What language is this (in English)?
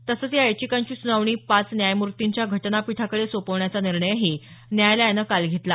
Marathi